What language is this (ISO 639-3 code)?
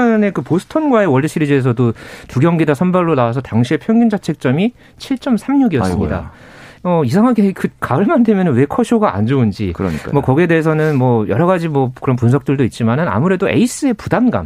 kor